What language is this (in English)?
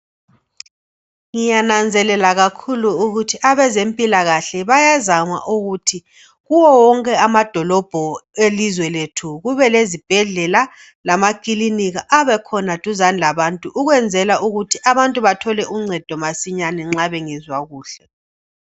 North Ndebele